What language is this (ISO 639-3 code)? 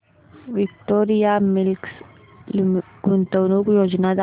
mar